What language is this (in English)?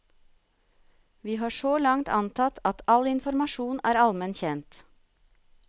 Norwegian